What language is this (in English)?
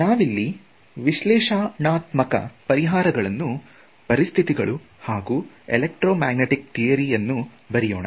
Kannada